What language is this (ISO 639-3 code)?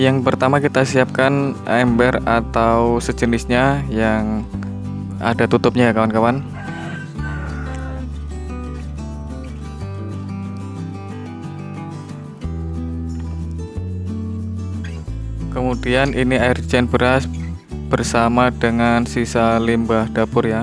ind